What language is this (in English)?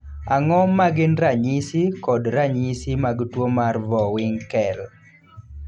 Luo (Kenya and Tanzania)